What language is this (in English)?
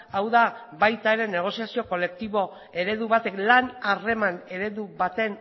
Basque